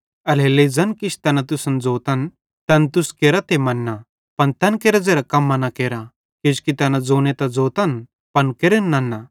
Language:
Bhadrawahi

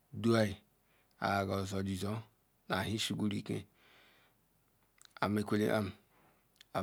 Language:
Ikwere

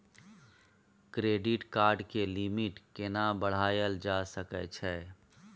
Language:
Maithili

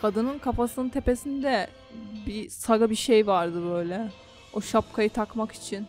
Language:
Turkish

